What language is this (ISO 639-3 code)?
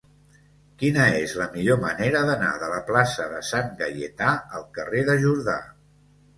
cat